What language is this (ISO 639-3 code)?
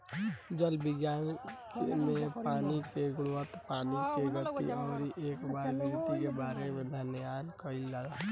bho